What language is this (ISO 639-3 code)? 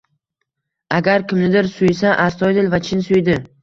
uzb